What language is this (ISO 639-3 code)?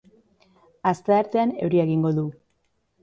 eus